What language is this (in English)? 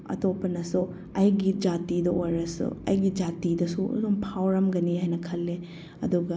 Manipuri